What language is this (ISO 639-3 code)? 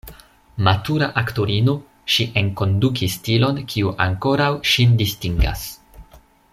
epo